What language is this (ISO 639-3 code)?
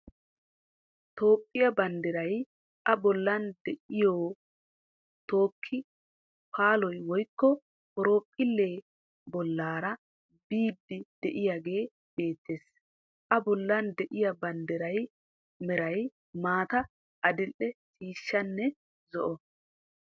wal